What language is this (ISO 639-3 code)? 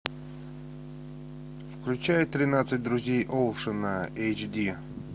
rus